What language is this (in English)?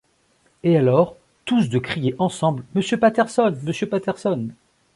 French